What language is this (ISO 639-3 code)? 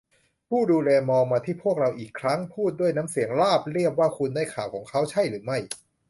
tha